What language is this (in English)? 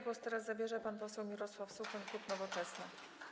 Polish